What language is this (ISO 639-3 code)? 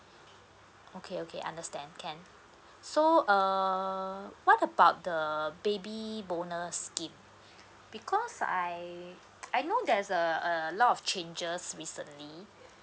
eng